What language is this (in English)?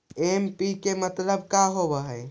Magahi